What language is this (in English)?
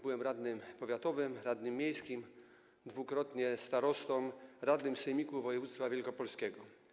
Polish